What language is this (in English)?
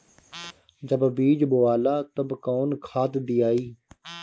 Bhojpuri